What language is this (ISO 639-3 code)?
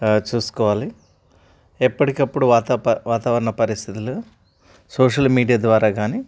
tel